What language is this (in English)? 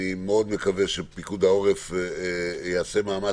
Hebrew